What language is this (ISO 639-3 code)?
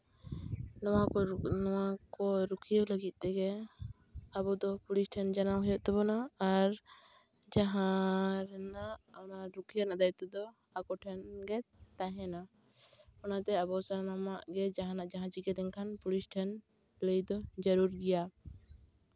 sat